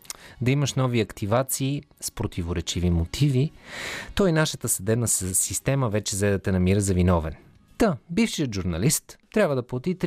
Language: Bulgarian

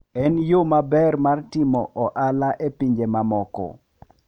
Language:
Luo (Kenya and Tanzania)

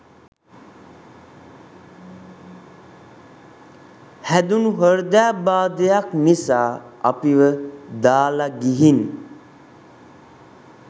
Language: Sinhala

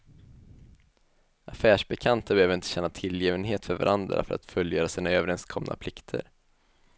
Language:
Swedish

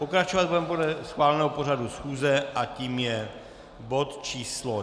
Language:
Czech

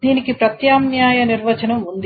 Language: Telugu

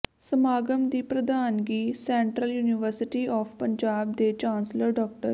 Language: Punjabi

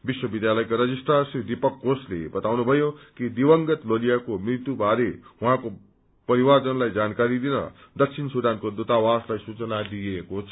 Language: Nepali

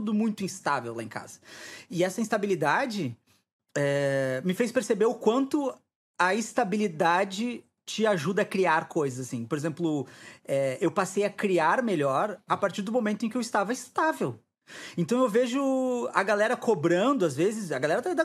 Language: Portuguese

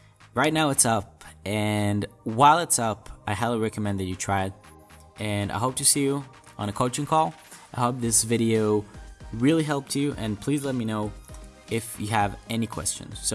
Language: English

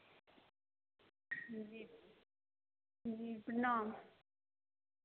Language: Maithili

